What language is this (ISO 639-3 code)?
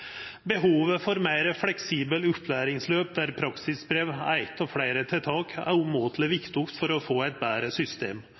nno